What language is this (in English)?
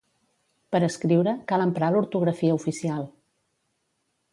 Catalan